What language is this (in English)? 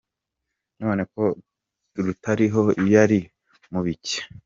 Kinyarwanda